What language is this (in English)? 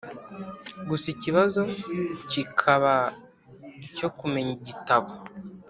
Kinyarwanda